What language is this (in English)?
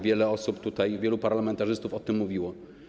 Polish